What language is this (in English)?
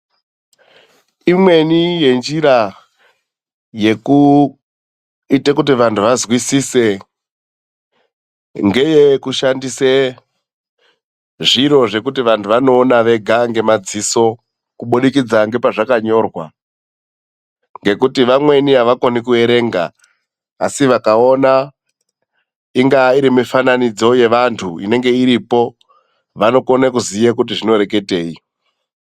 Ndau